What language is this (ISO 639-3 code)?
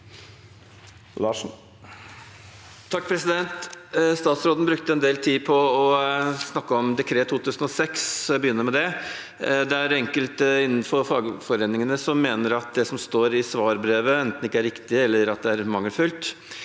nor